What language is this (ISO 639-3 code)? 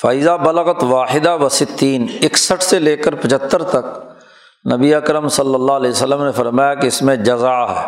urd